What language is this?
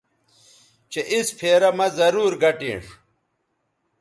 Bateri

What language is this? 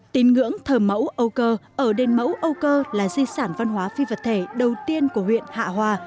Vietnamese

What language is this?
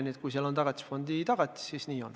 Estonian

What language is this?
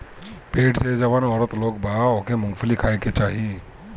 Bhojpuri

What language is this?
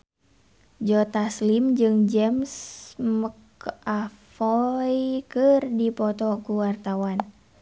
Sundanese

